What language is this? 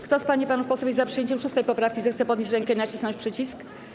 Polish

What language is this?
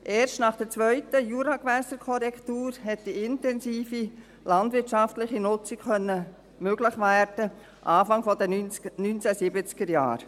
Swiss German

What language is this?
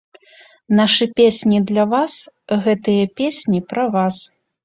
Belarusian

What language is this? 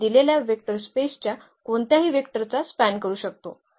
Marathi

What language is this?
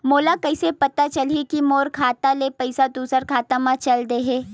Chhattisgarhi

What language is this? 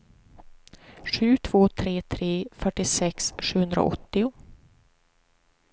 Swedish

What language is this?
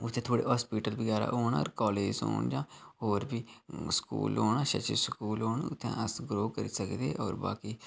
Dogri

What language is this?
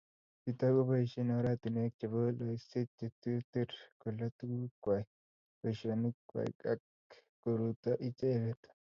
Kalenjin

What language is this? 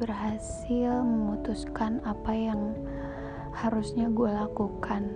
Indonesian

